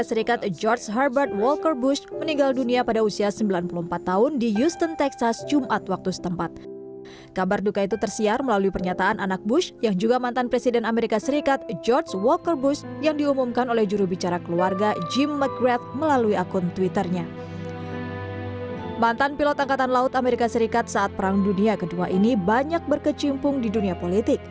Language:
Indonesian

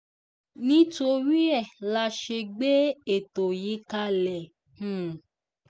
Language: Yoruba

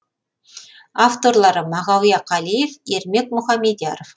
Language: Kazakh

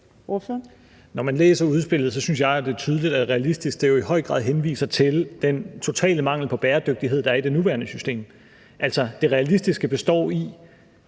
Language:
Danish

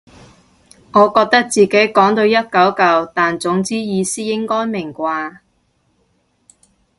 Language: Cantonese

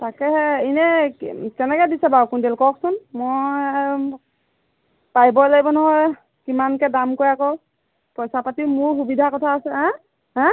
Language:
Assamese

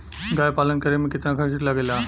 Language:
Bhojpuri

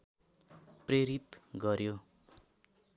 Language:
Nepali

